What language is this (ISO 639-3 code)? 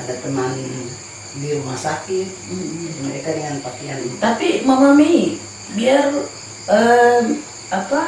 ind